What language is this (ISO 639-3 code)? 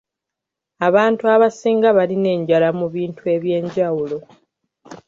lug